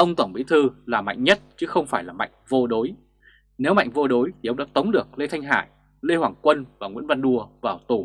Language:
Vietnamese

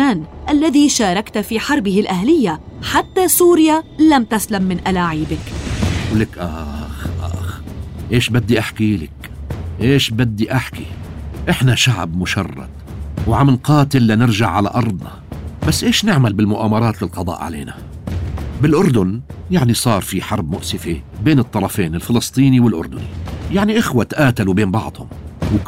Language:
Arabic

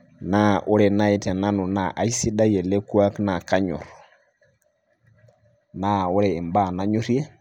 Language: Masai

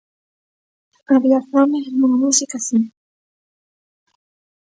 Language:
Galician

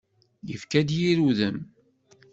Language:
Kabyle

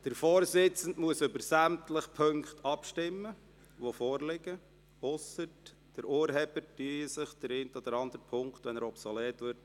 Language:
Swiss German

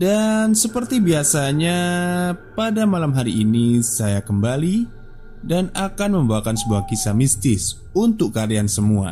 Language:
Indonesian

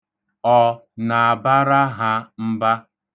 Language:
Igbo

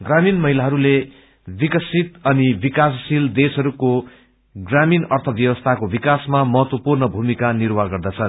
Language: Nepali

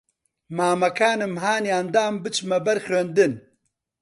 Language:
Central Kurdish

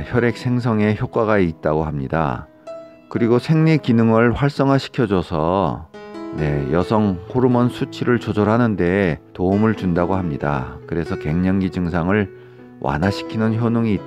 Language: Korean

